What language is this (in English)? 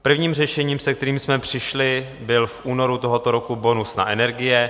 Czech